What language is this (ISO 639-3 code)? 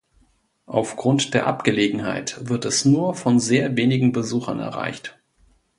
deu